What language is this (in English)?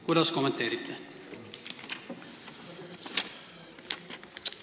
Estonian